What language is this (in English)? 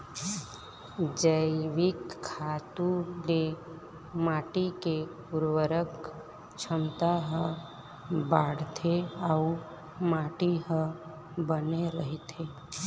Chhattisgarhi